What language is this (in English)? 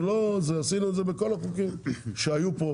Hebrew